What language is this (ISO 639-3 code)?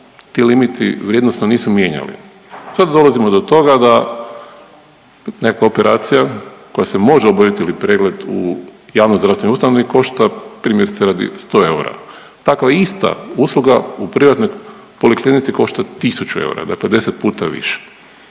hrv